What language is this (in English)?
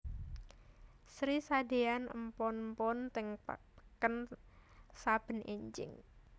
Javanese